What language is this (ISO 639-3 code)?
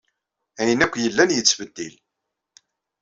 kab